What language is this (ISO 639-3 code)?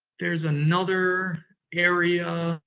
eng